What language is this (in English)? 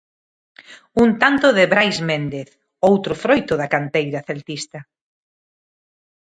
Galician